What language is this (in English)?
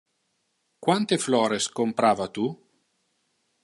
Interlingua